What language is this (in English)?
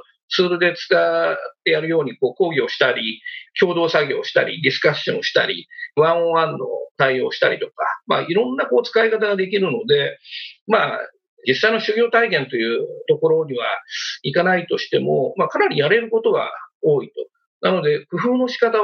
Japanese